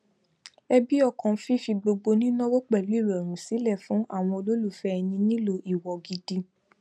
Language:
Yoruba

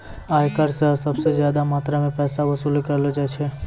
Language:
Maithili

